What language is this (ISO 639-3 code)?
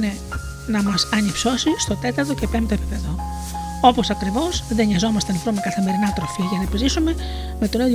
ell